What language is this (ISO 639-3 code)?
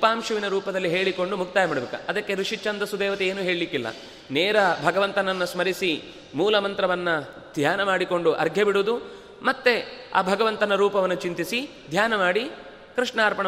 kan